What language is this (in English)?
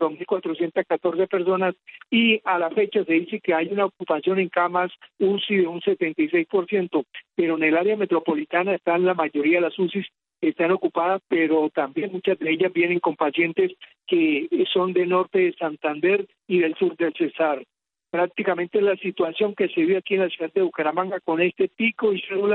Spanish